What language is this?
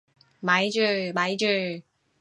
Cantonese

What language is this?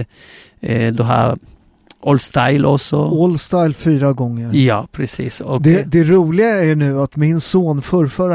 Swedish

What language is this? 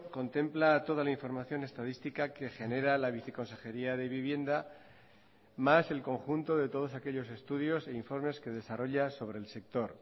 Spanish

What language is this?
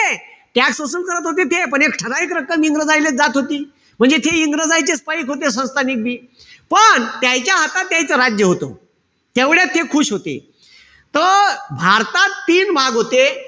Marathi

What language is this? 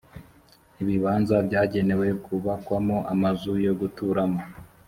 Kinyarwanda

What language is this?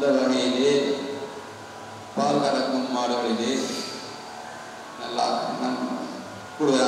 Indonesian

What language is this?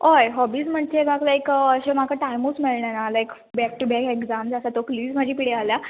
Konkani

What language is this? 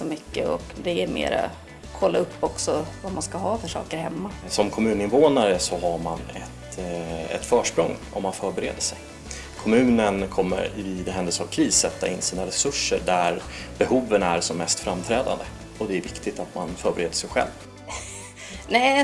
Swedish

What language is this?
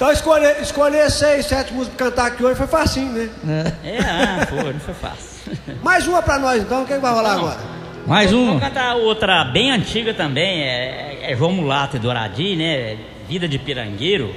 Portuguese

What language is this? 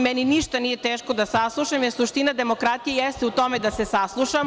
Serbian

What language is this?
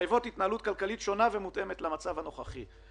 Hebrew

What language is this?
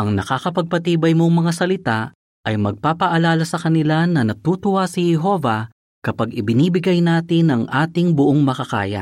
Filipino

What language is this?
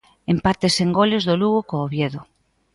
Galician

